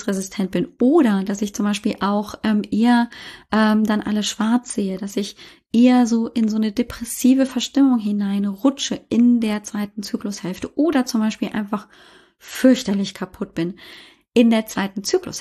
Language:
German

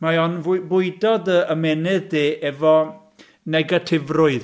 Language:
Welsh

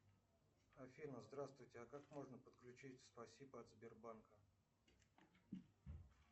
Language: Russian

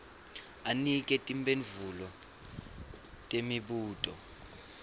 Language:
Swati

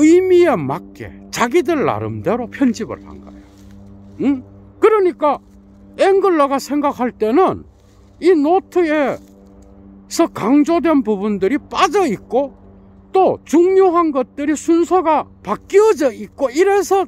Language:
Korean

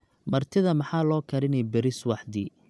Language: Somali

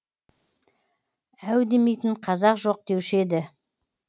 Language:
Kazakh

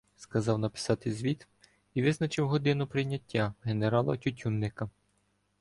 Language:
Ukrainian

